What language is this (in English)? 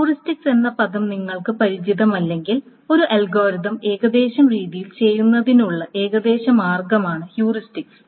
Malayalam